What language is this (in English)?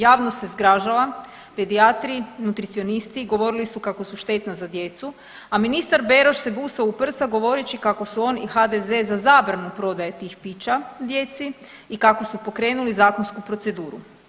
Croatian